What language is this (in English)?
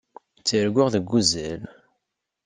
Kabyle